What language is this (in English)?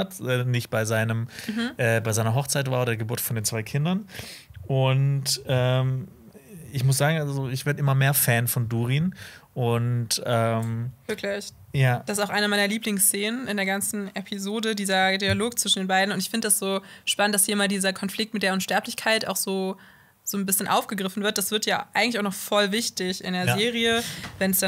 German